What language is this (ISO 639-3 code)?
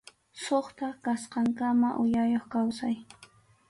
qxu